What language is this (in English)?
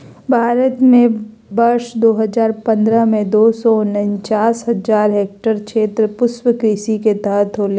Magahi